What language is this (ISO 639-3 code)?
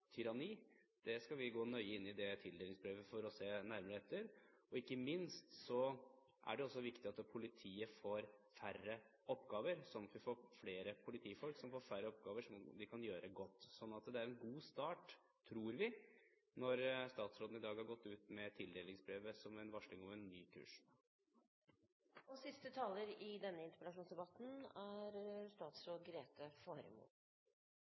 nob